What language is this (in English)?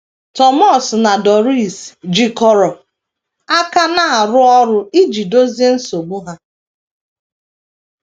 Igbo